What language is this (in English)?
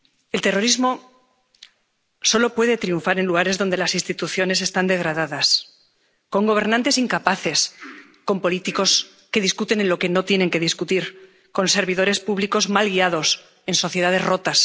Spanish